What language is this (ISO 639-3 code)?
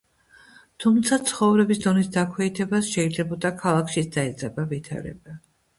kat